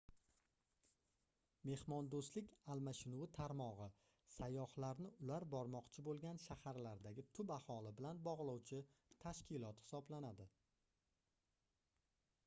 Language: Uzbek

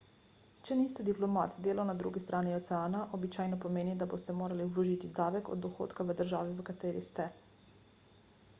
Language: Slovenian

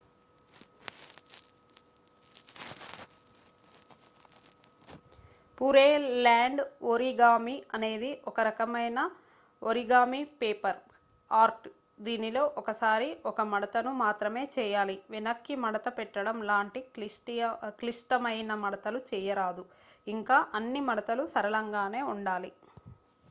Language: Telugu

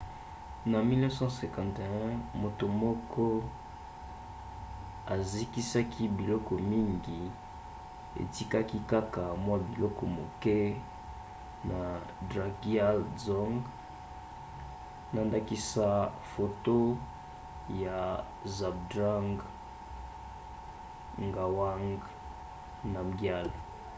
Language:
Lingala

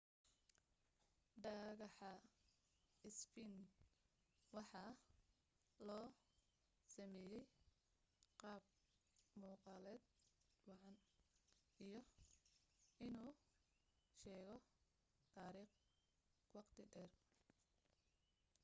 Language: Somali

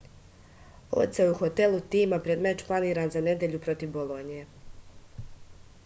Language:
Serbian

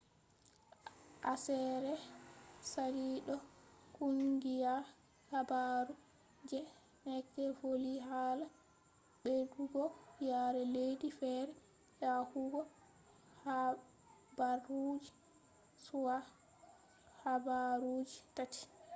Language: Fula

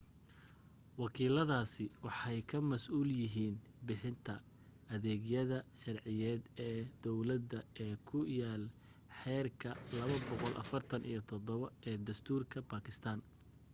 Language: Somali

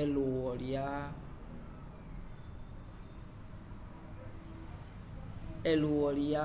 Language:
Umbundu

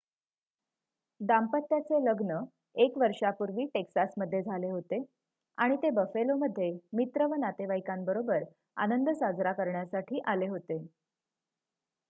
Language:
Marathi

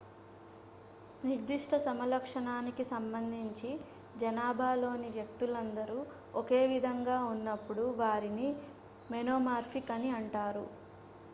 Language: Telugu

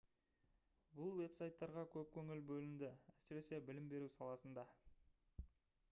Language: Kazakh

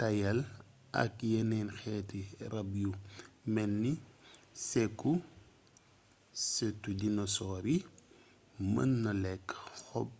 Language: Wolof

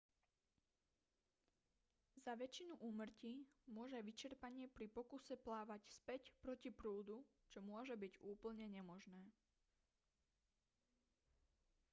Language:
Slovak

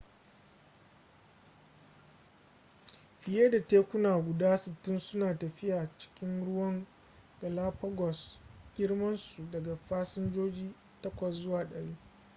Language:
Hausa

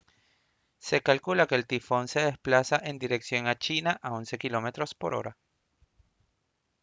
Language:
Spanish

